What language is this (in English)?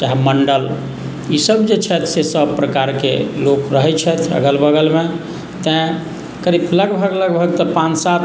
Maithili